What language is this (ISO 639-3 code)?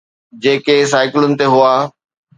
snd